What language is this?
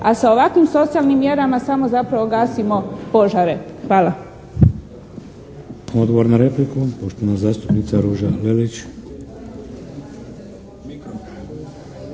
Croatian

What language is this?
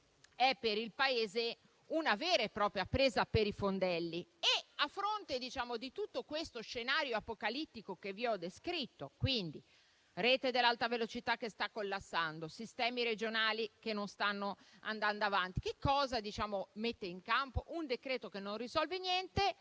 Italian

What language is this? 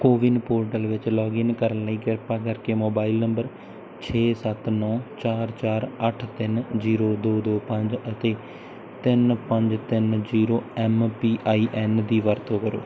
Punjabi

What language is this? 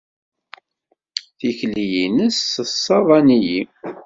Kabyle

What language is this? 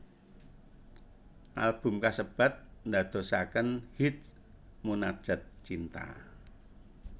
Javanese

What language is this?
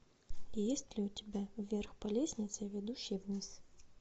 Russian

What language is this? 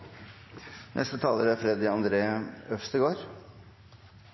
Norwegian Bokmål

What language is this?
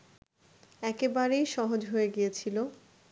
Bangla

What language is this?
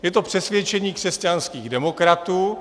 Czech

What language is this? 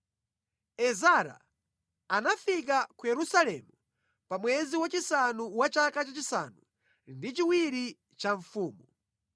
Nyanja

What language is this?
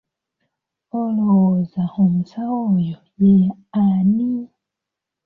Ganda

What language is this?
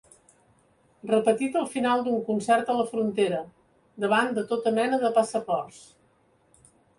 Catalan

